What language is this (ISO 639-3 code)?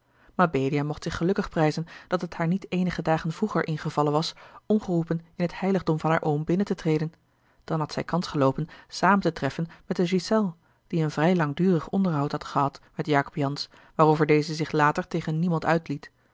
nld